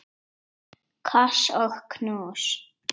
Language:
Icelandic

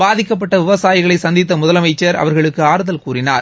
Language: Tamil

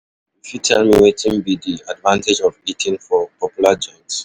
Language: Nigerian Pidgin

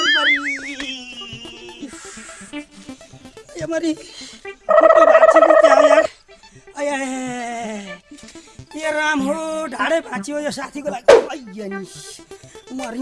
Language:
Nepali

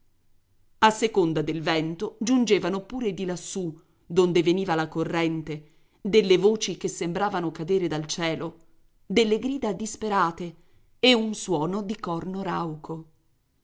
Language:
Italian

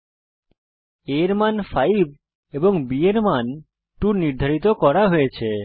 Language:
Bangla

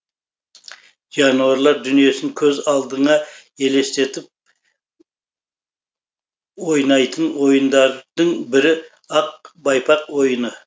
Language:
Kazakh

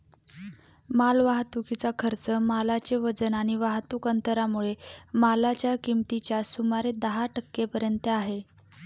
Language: Marathi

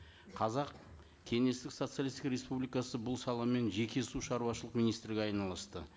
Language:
Kazakh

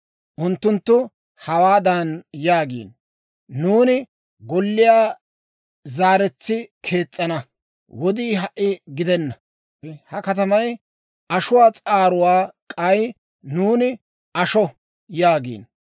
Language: Dawro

